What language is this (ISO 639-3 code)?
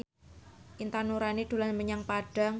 jav